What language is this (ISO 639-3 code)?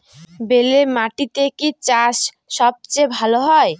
ben